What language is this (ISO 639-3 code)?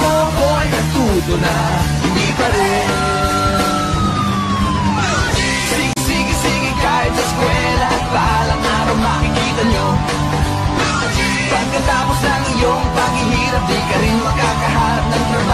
fil